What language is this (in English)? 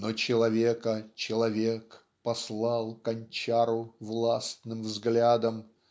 Russian